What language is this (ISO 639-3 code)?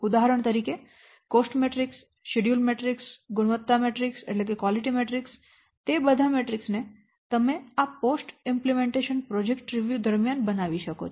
guj